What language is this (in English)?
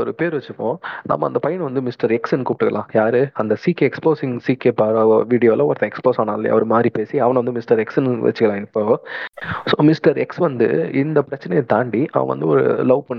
Tamil